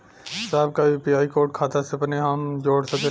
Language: Bhojpuri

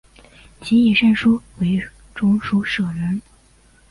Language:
Chinese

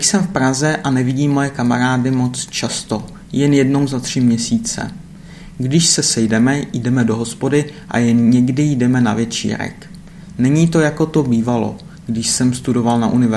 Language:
Czech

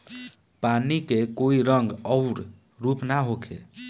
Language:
Bhojpuri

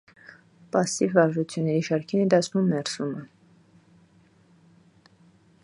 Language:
Armenian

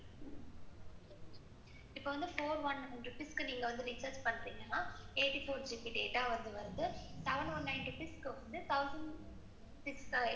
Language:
Tamil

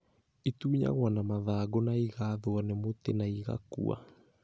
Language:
Kikuyu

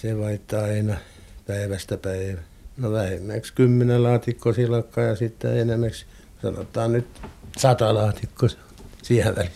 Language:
Finnish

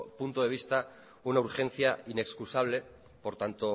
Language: Spanish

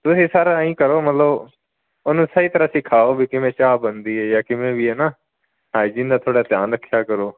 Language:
Punjabi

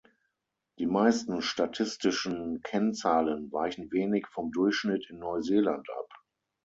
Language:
German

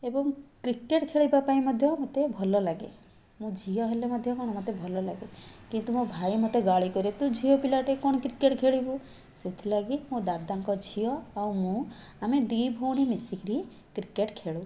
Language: Odia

